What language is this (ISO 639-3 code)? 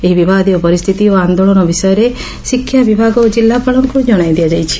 ori